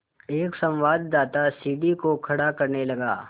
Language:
Hindi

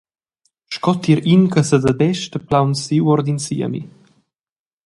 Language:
Romansh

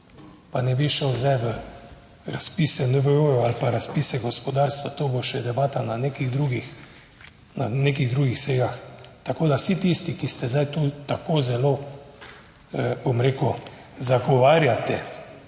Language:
Slovenian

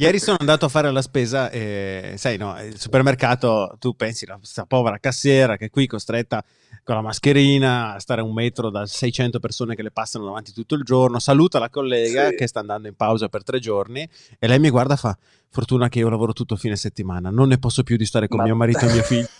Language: Italian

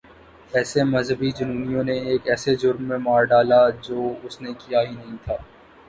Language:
Urdu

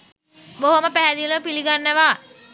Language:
Sinhala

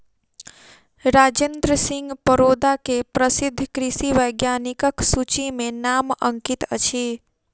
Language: Maithili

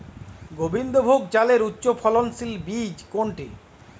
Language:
Bangla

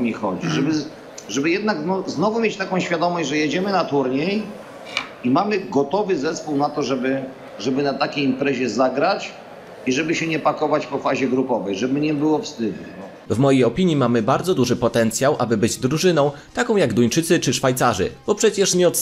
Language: Polish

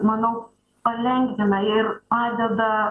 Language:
Lithuanian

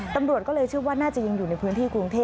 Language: Thai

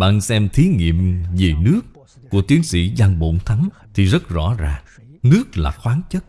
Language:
Vietnamese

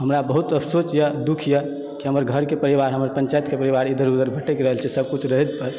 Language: Maithili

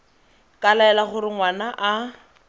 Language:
Tswana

